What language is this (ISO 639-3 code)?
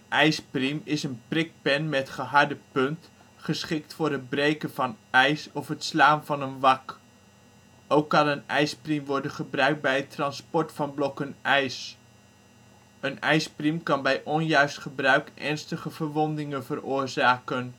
nld